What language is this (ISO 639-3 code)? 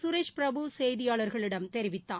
tam